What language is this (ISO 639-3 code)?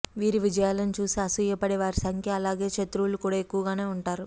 tel